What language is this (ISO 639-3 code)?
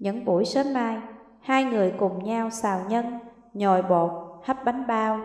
vie